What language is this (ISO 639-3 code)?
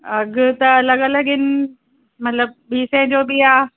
snd